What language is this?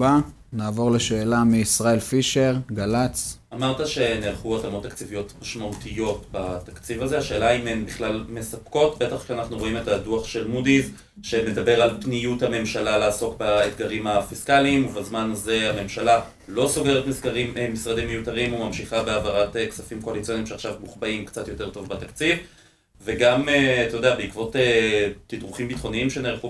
Hebrew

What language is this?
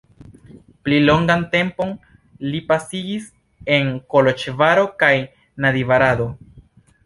Esperanto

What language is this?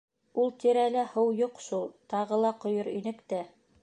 Bashkir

